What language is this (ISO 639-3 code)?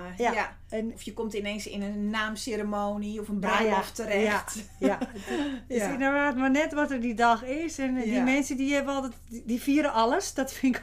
nld